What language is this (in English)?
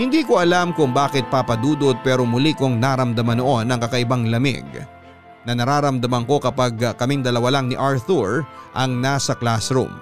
Filipino